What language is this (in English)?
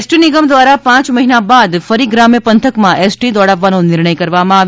Gujarati